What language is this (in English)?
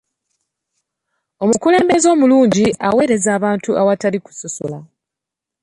Ganda